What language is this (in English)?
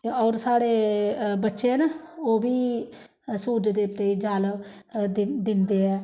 Dogri